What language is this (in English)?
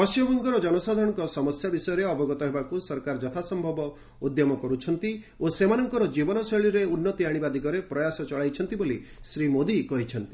Odia